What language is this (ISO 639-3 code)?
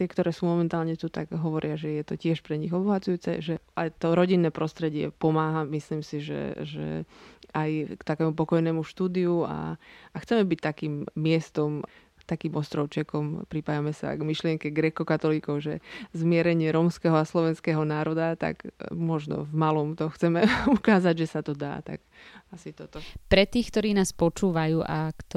slk